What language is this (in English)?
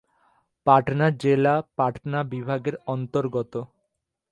Bangla